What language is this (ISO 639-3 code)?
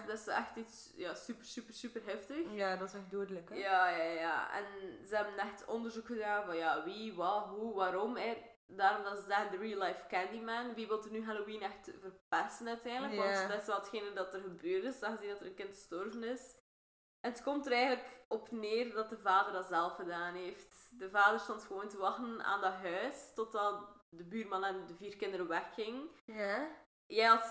nld